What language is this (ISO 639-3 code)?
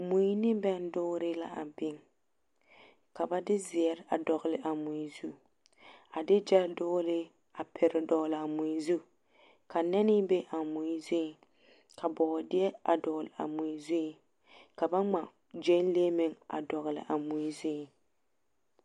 dga